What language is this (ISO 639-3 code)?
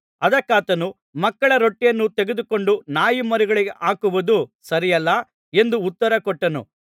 kan